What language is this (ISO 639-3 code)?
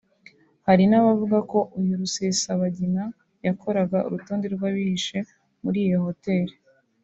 kin